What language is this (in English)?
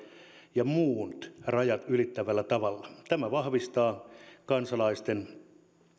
Finnish